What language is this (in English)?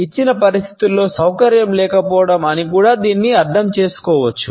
Telugu